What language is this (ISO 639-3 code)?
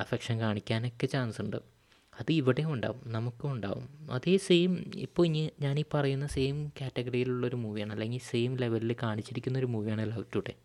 mal